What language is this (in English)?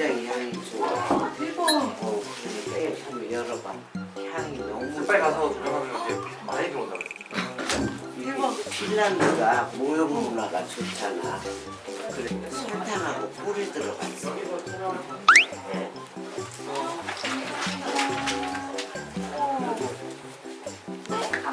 Korean